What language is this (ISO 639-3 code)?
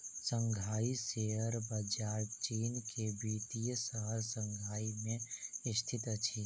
mai